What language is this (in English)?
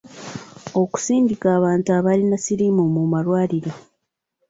Ganda